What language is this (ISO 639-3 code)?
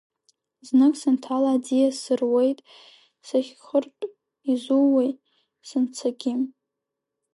abk